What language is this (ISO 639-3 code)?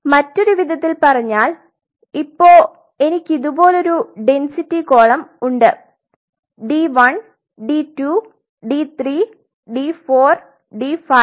mal